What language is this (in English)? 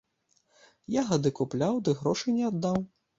Belarusian